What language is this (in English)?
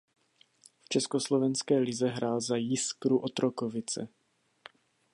Czech